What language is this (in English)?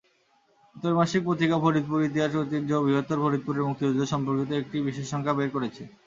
Bangla